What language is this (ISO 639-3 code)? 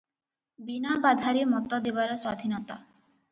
ori